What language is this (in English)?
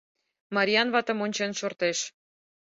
Mari